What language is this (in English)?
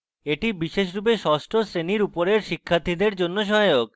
Bangla